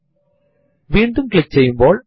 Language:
Malayalam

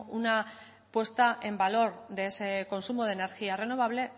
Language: Spanish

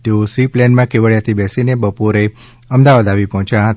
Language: Gujarati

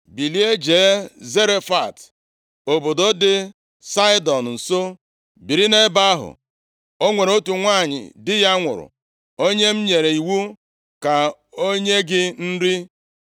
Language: Igbo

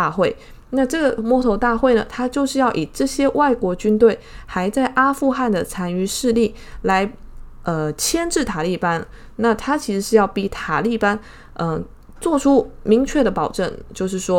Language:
Chinese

